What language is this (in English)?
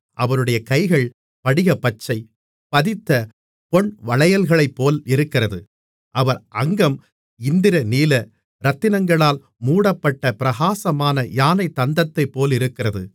Tamil